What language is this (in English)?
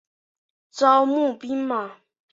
Chinese